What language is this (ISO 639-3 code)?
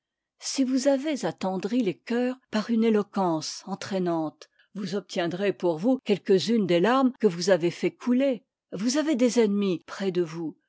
fra